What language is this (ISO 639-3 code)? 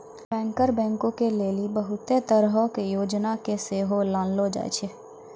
mai